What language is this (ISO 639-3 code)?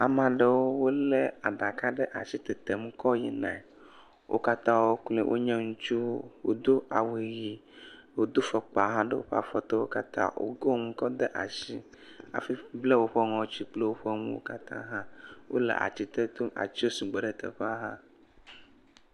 ewe